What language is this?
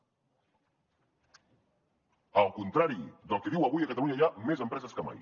Catalan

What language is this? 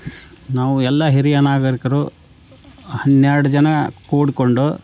Kannada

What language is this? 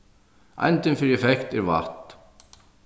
Faroese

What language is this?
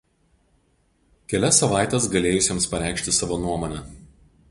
Lithuanian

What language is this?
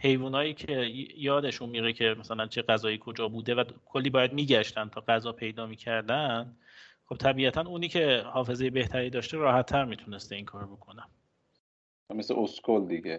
Persian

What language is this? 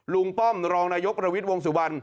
Thai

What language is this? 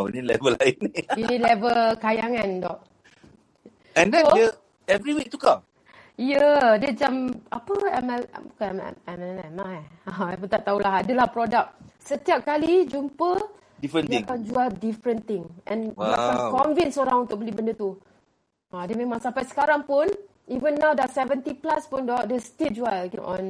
Malay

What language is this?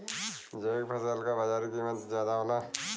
Bhojpuri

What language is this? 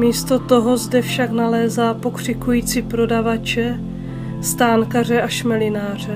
Czech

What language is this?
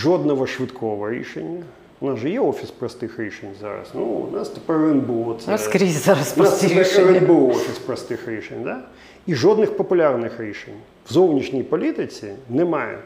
Ukrainian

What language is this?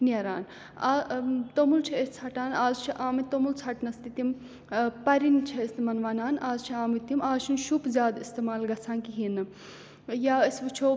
Kashmiri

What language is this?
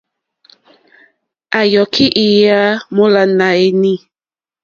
Mokpwe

